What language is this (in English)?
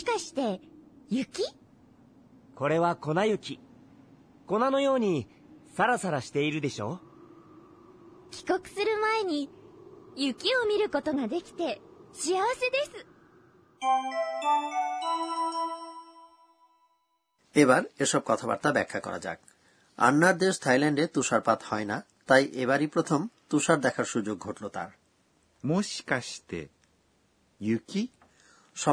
Bangla